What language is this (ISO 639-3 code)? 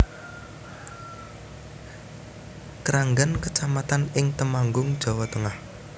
jav